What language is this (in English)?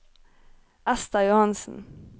Norwegian